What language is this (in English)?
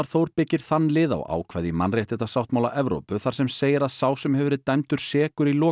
Icelandic